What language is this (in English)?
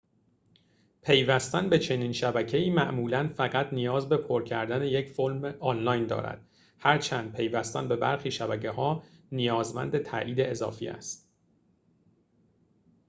Persian